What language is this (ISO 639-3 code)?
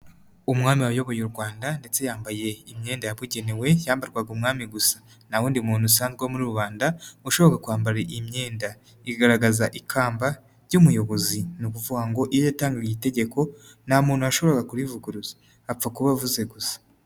kin